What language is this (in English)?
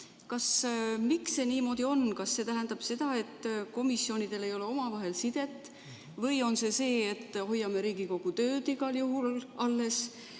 Estonian